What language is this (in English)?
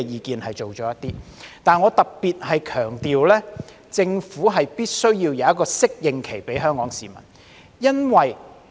Cantonese